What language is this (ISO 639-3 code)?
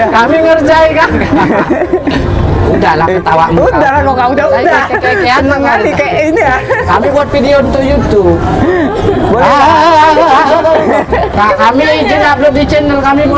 ind